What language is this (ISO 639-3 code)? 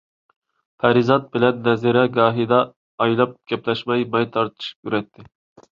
uig